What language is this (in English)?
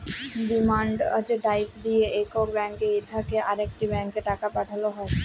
Bangla